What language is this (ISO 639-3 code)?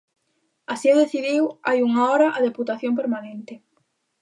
glg